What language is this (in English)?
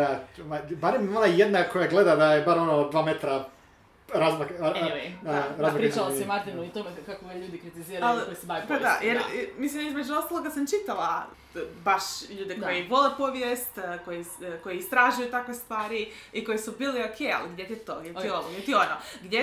Croatian